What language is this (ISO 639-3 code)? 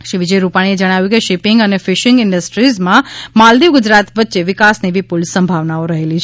guj